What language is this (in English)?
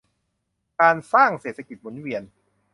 Thai